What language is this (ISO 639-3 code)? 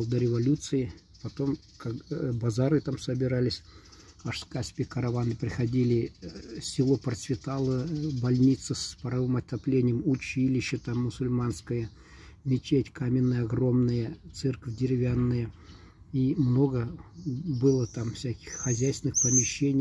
rus